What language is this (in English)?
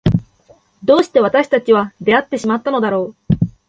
Japanese